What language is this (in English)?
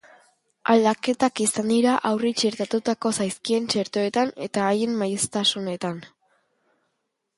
Basque